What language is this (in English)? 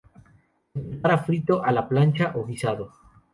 Spanish